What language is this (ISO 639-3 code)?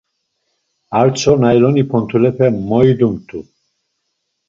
lzz